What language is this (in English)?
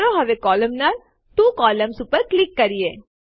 Gujarati